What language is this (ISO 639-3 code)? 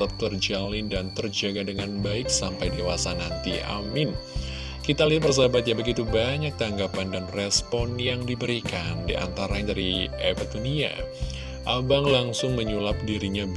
ind